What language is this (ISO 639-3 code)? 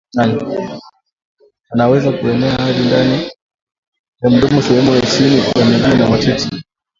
swa